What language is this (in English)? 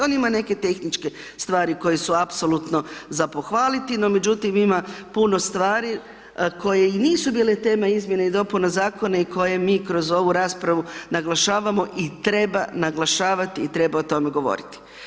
Croatian